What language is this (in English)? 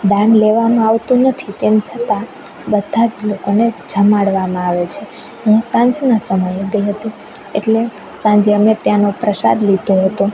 Gujarati